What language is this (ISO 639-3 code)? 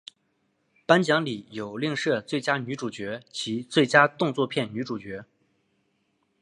zho